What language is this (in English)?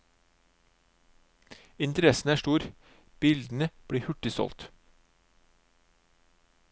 Norwegian